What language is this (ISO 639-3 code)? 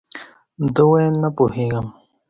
pus